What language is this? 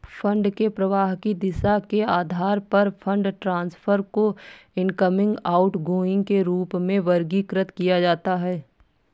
Hindi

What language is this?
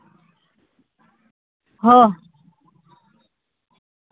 Santali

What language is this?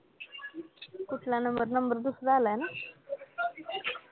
Marathi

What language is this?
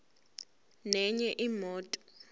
Zulu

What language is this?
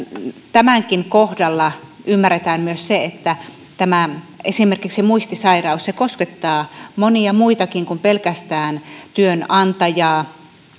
Finnish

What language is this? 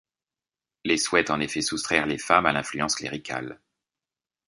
French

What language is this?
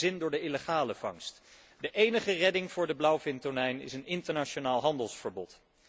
Dutch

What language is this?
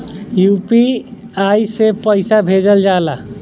Bhojpuri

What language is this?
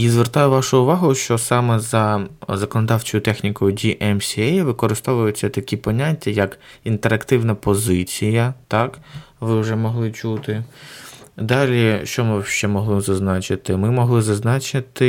Ukrainian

